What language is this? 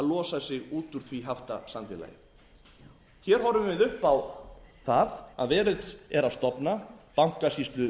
Icelandic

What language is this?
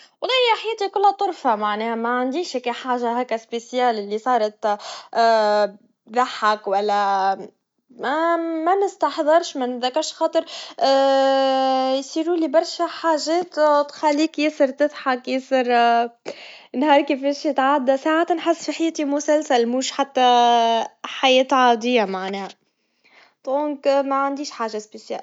Tunisian Arabic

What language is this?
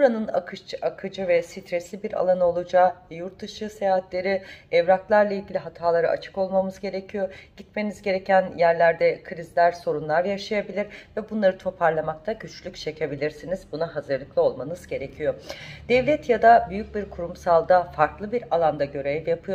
Turkish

